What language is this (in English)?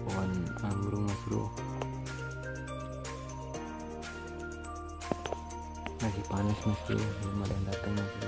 Indonesian